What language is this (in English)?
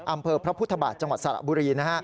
Thai